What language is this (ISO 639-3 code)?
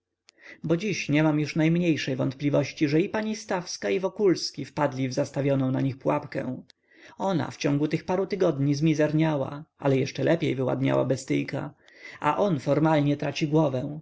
pol